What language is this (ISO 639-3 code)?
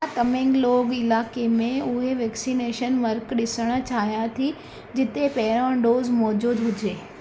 snd